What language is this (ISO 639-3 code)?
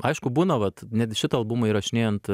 lit